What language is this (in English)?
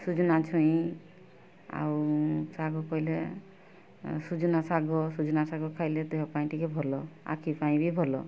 Odia